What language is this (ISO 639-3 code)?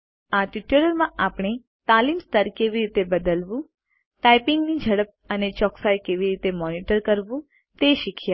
guj